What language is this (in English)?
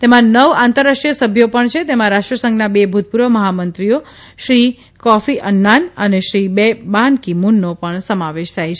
Gujarati